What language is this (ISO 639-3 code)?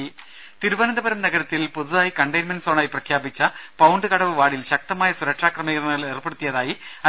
mal